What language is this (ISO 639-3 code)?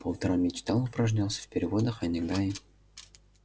rus